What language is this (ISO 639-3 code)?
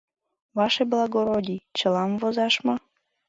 chm